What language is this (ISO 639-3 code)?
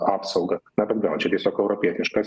lit